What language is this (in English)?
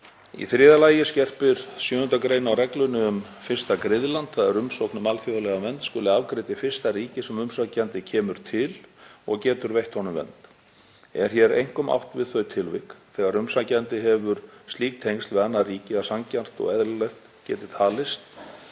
Icelandic